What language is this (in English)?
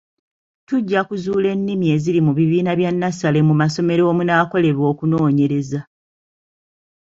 Ganda